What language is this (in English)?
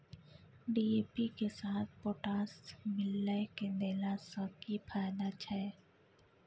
Maithili